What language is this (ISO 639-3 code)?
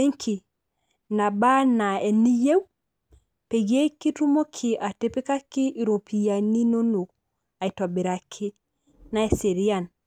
mas